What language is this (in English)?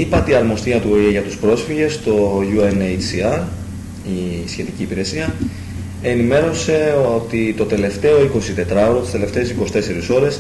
Greek